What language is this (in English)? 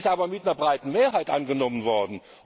German